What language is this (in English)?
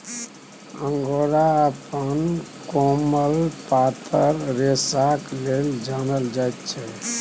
Maithili